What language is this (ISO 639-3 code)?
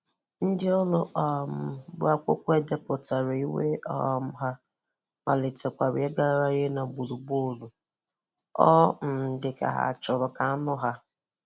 ibo